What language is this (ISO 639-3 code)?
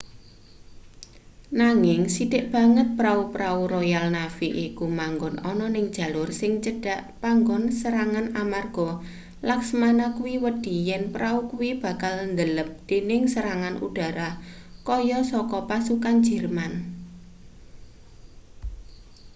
jav